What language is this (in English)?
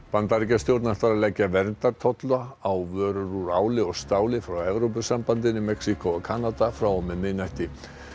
Icelandic